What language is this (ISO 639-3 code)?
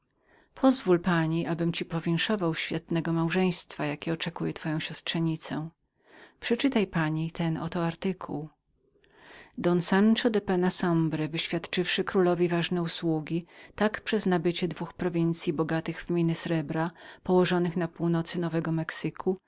pol